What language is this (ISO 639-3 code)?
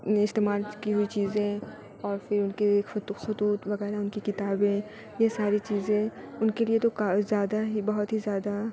urd